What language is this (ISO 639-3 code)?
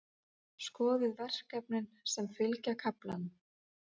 isl